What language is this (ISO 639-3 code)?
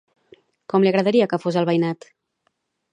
cat